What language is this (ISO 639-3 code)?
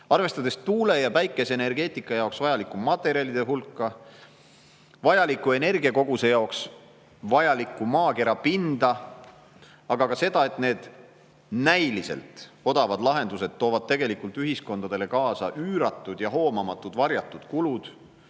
est